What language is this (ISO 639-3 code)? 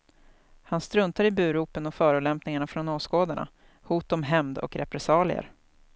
swe